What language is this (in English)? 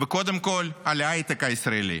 Hebrew